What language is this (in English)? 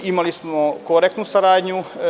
Serbian